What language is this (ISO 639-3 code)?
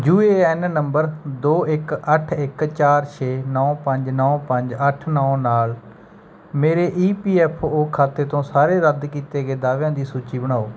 pan